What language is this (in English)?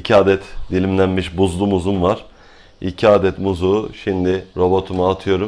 Turkish